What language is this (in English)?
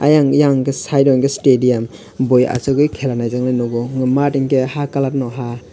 Kok Borok